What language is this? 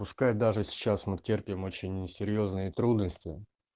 Russian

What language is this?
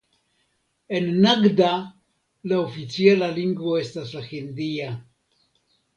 Esperanto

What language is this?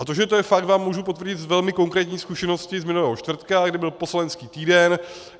Czech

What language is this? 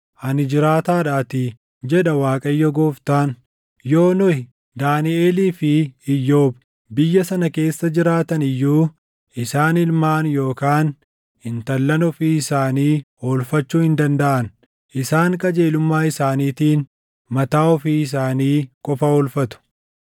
Oromo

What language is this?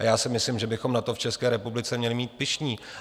Czech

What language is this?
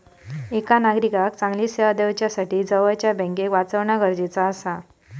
Marathi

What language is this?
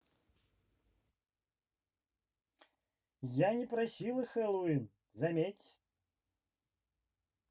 Russian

